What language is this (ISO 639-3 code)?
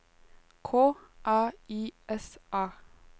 nor